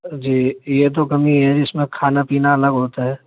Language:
Urdu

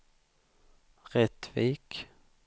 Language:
Swedish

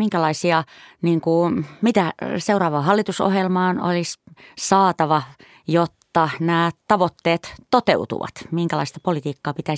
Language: Finnish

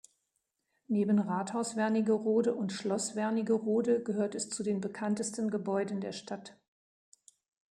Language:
German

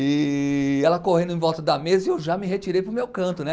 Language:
Portuguese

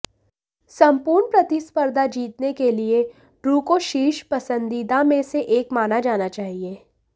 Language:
Hindi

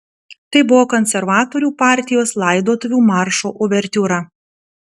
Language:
Lithuanian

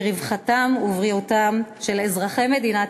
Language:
Hebrew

